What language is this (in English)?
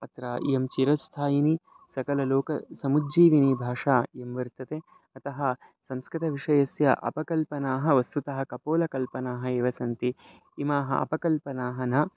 Sanskrit